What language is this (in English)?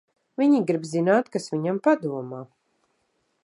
Latvian